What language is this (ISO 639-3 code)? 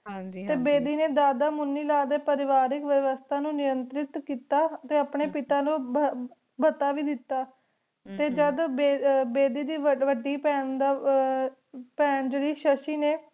pan